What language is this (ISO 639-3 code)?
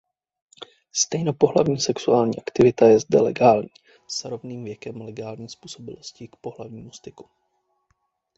ces